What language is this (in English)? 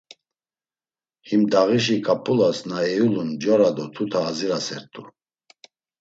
Laz